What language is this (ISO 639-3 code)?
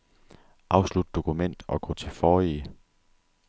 dan